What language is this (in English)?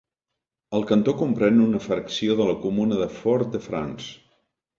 Catalan